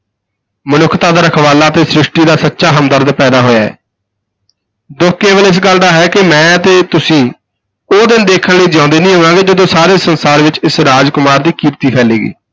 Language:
Punjabi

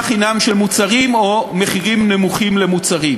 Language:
Hebrew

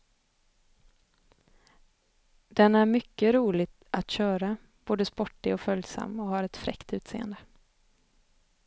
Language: Swedish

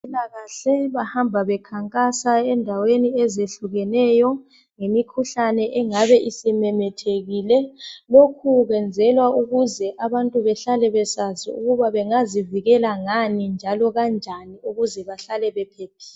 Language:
North Ndebele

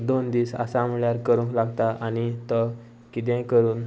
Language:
Konkani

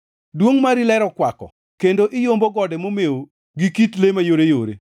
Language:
Luo (Kenya and Tanzania)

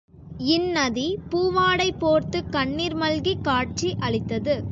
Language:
Tamil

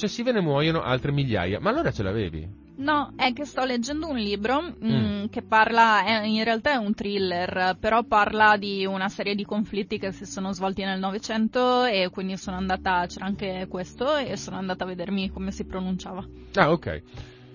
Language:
Italian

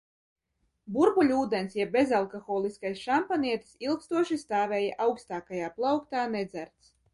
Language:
Latvian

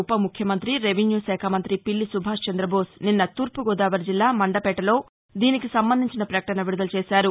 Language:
Telugu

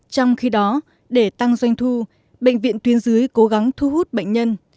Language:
Vietnamese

